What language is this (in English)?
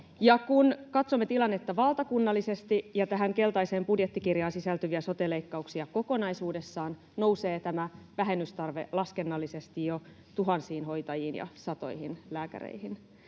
Finnish